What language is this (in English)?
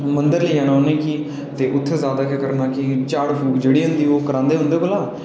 Dogri